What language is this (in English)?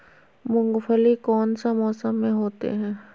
Magahi